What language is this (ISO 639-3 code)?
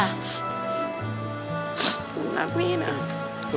tha